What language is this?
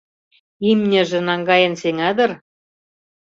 Mari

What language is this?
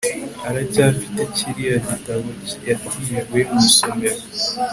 Kinyarwanda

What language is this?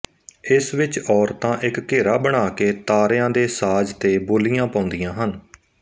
Punjabi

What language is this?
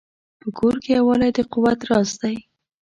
Pashto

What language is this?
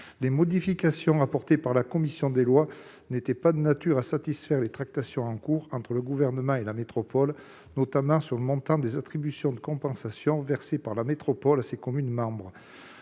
French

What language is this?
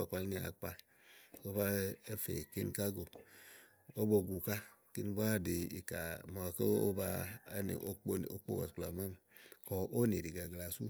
Igo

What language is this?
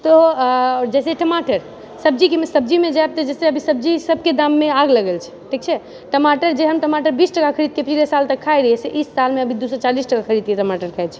Maithili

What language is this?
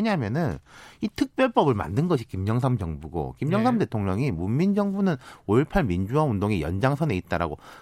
Korean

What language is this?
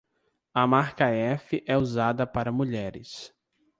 Portuguese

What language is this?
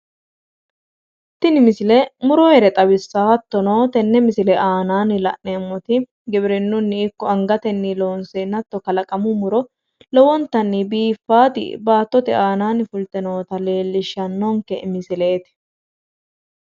Sidamo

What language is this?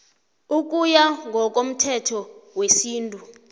South Ndebele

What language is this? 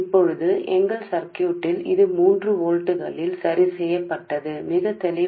Telugu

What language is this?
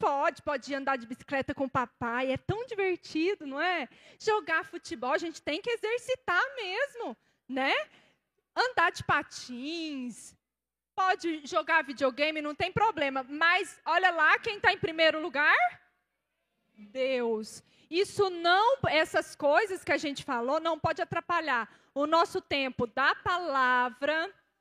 Portuguese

